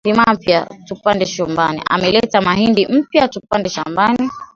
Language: Swahili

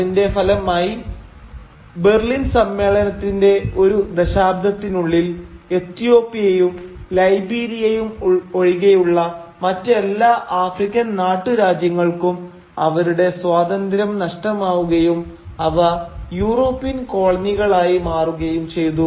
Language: Malayalam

